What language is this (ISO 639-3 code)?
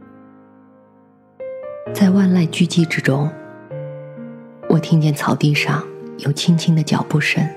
zho